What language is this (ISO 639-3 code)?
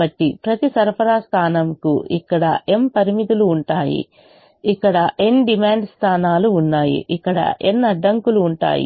tel